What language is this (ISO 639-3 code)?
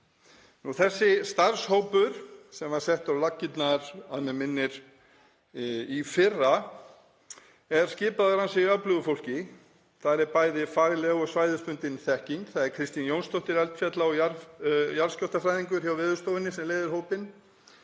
isl